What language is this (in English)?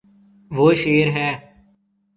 Urdu